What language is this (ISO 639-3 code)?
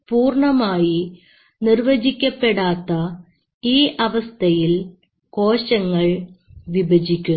mal